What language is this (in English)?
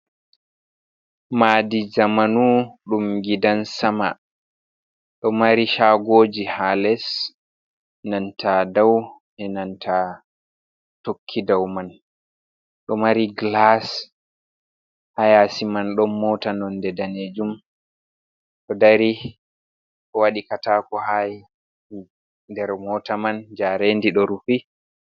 Fula